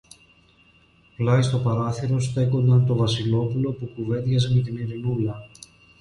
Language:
Greek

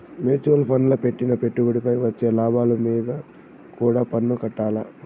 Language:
Telugu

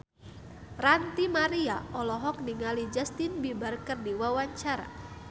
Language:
Sundanese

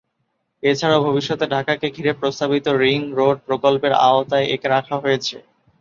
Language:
Bangla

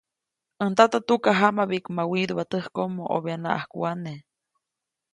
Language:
Copainalá Zoque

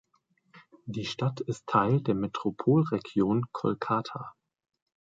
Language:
German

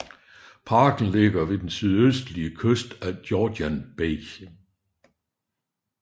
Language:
Danish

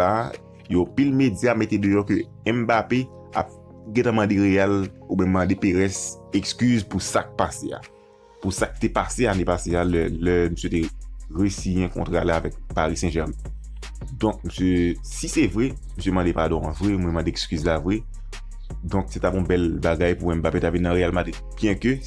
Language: French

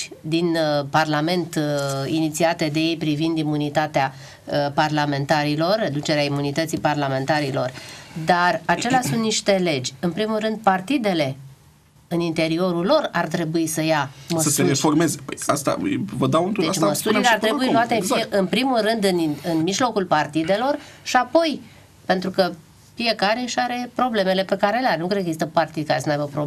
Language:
Romanian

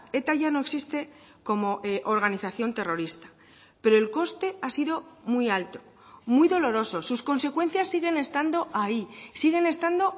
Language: Spanish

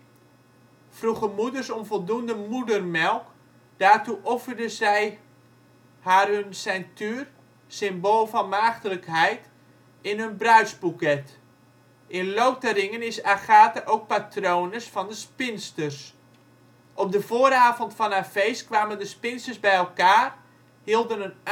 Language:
Dutch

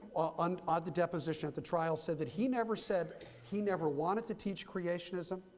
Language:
English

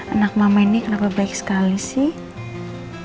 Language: Indonesian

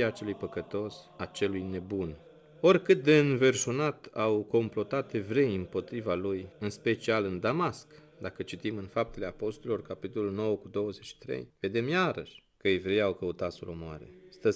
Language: Romanian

